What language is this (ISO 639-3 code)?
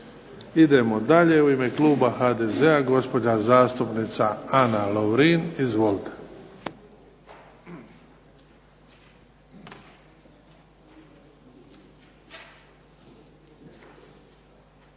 hrv